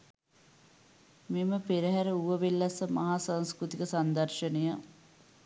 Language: Sinhala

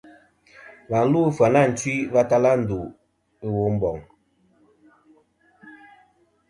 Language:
Kom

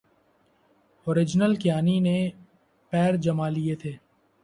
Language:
Urdu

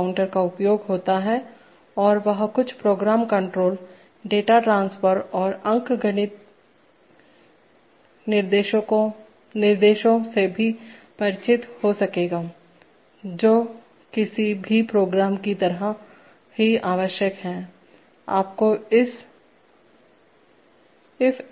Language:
Hindi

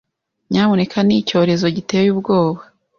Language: Kinyarwanda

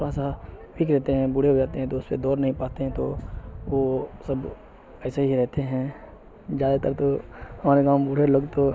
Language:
Urdu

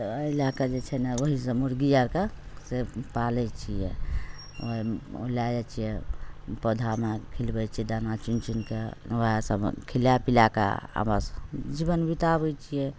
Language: Maithili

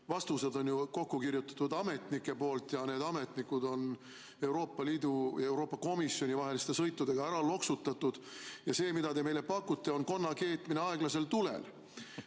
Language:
Estonian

